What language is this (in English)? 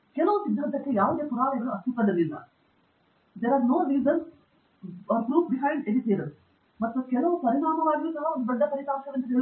Kannada